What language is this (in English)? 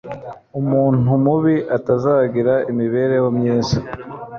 Kinyarwanda